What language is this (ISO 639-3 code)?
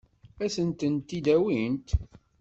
kab